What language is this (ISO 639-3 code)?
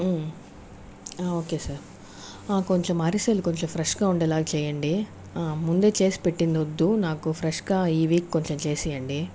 tel